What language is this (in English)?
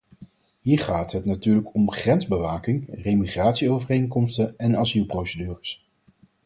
Dutch